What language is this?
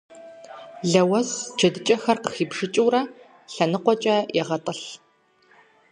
Kabardian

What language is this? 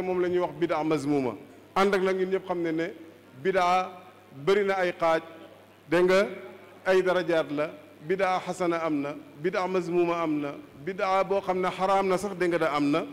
Arabic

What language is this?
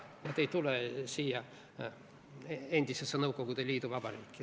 Estonian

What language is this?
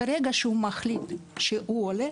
Hebrew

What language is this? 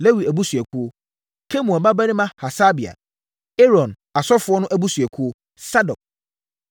Akan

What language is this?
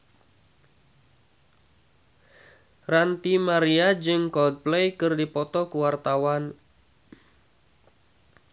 Sundanese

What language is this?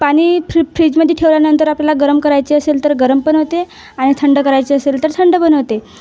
Marathi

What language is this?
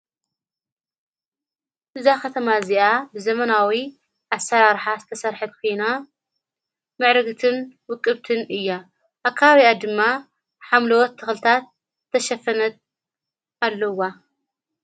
Tigrinya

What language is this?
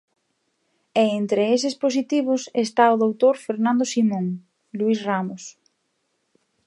Galician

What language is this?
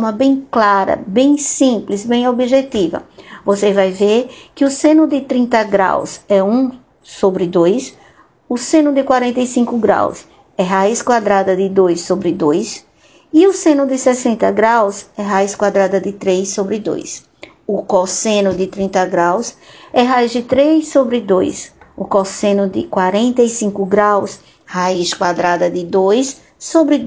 Portuguese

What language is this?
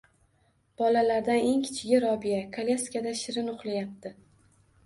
Uzbek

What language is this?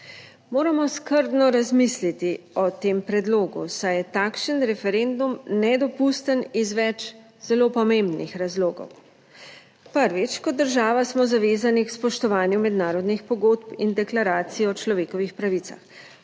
Slovenian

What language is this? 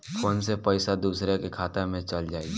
Bhojpuri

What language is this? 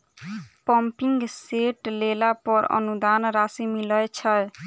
Maithili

